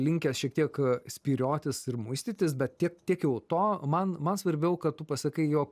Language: Lithuanian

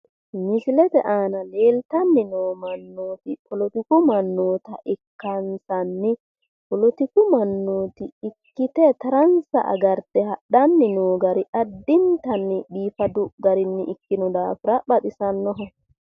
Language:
Sidamo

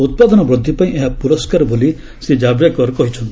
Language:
Odia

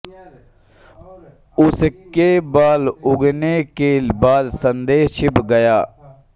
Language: Hindi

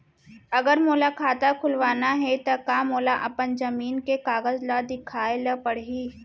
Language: Chhattisgarhi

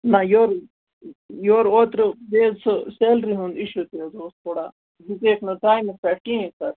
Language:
Kashmiri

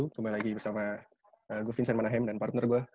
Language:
Indonesian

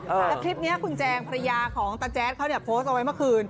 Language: Thai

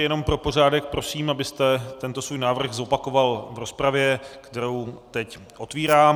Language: Czech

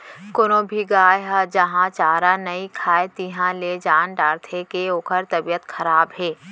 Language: Chhattisgarhi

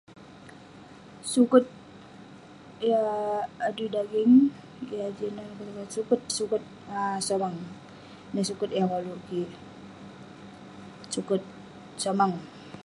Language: Western Penan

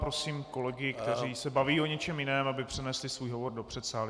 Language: Czech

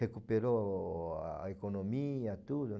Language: Portuguese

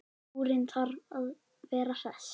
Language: Icelandic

